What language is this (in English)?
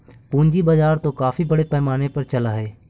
Magahi